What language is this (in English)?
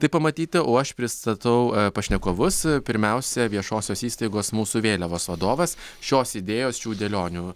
Lithuanian